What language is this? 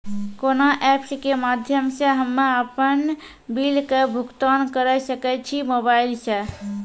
Maithili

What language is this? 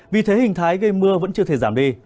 Vietnamese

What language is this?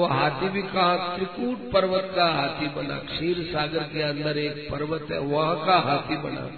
Hindi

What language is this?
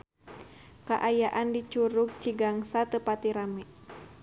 Sundanese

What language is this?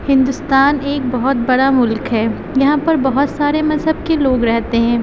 Urdu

